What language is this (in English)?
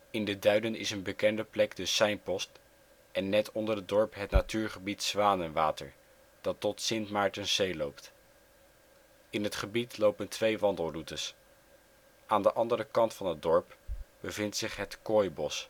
Dutch